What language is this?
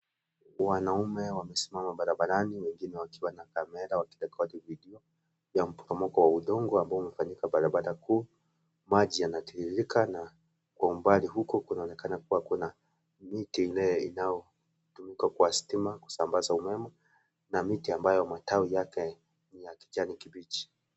Swahili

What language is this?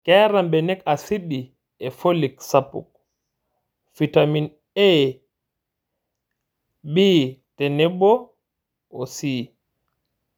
Masai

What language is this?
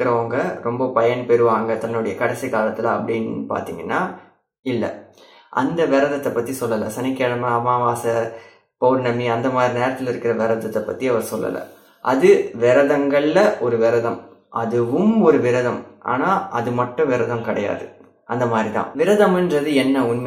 Tamil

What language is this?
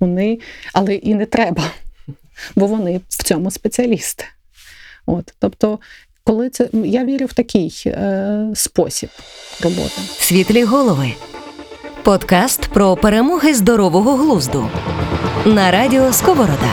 Ukrainian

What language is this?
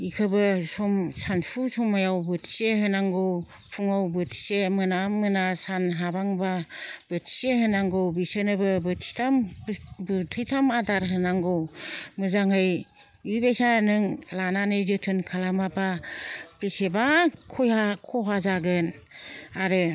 Bodo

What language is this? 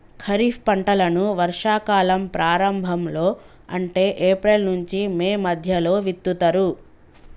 Telugu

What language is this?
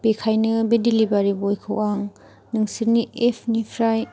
Bodo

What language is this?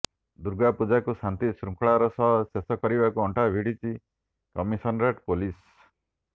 Odia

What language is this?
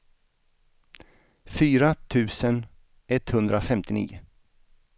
Swedish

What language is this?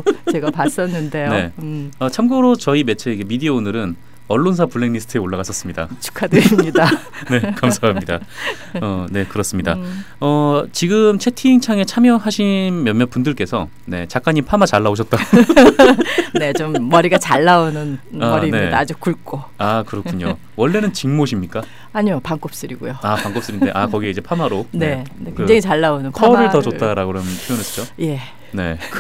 Korean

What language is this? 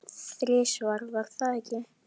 Icelandic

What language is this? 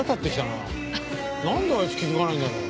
Japanese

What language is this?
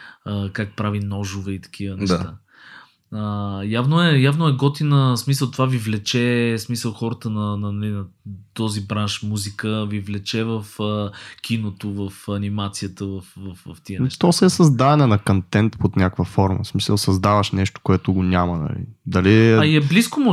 Bulgarian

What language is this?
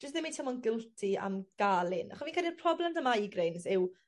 Welsh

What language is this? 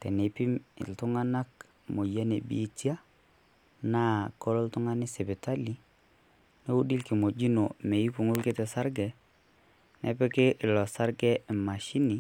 Masai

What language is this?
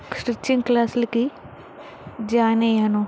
Telugu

